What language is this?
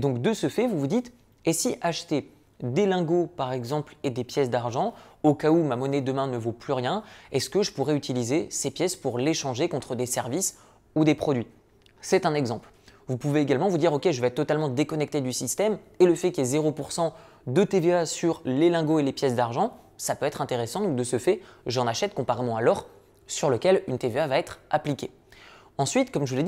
French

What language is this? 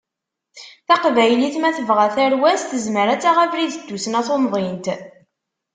Kabyle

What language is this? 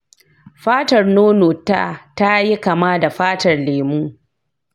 Hausa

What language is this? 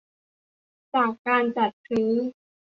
Thai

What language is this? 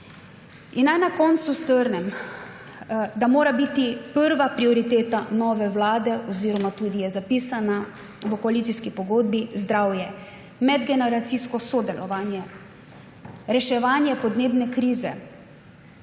Slovenian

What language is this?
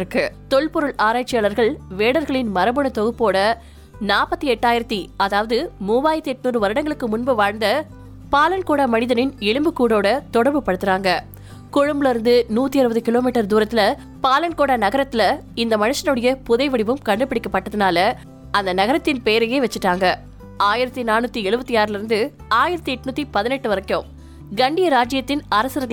Tamil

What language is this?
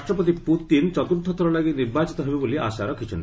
Odia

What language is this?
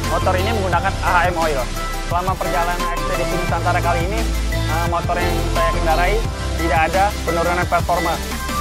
Indonesian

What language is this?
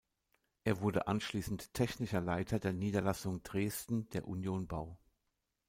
German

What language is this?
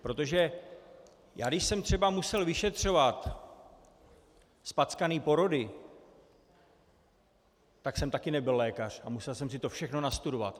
Czech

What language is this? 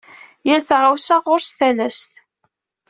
Kabyle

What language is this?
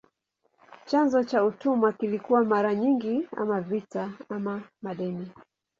Swahili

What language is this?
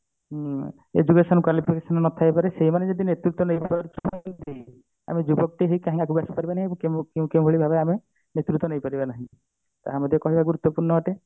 Odia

